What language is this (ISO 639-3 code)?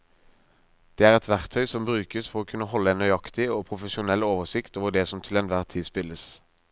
nor